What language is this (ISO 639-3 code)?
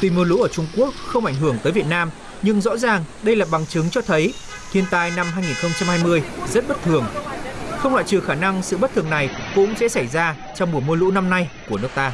vie